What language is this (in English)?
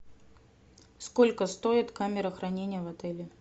Russian